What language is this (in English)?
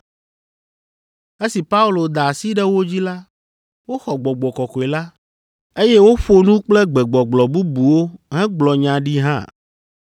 Ewe